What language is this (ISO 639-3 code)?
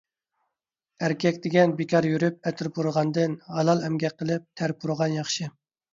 uig